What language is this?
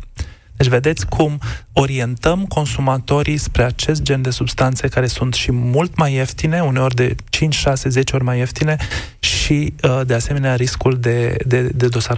Romanian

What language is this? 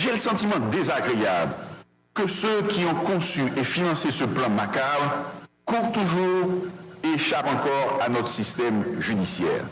French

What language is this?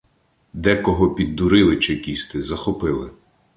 Ukrainian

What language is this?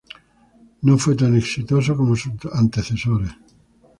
Spanish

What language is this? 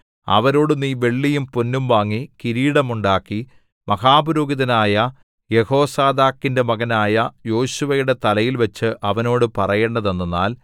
Malayalam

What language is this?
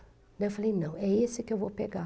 Portuguese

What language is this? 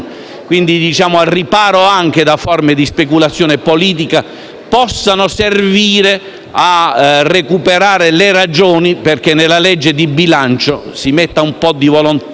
Italian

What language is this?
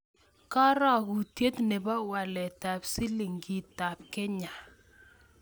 Kalenjin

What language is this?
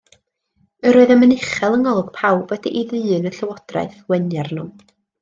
Welsh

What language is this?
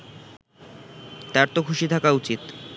Bangla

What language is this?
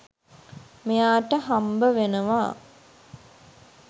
Sinhala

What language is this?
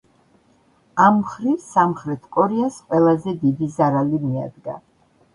Georgian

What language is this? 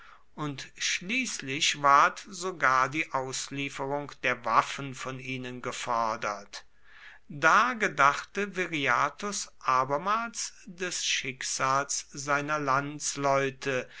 German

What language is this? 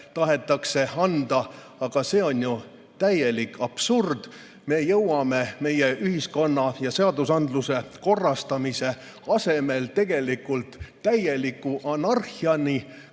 Estonian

